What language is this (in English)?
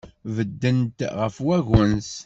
Kabyle